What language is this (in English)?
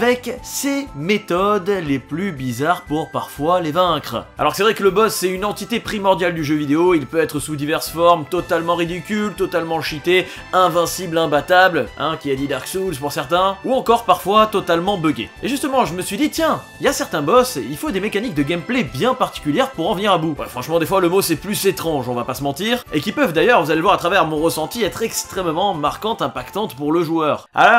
French